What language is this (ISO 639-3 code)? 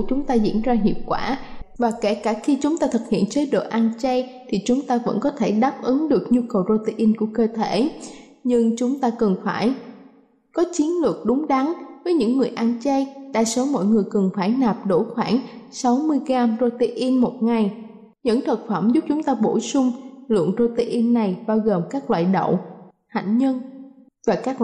vie